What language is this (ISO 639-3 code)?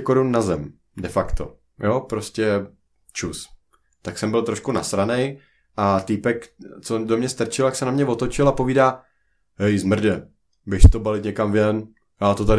ces